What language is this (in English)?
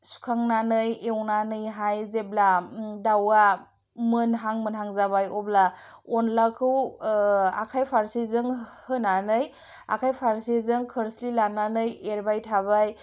Bodo